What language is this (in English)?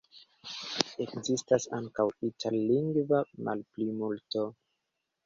Esperanto